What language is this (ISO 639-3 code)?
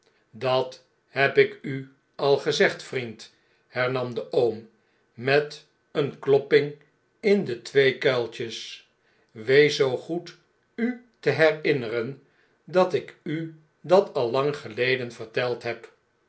nld